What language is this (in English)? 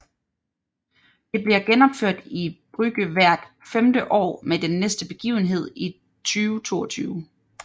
Danish